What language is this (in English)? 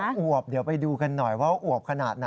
Thai